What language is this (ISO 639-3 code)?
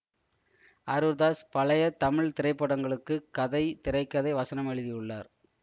tam